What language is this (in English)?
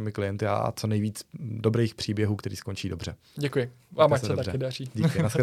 Czech